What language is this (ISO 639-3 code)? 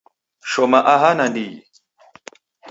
dav